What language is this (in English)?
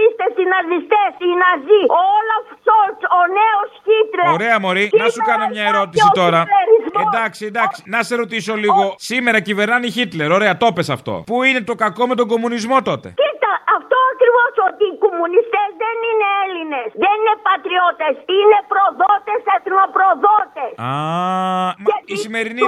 Greek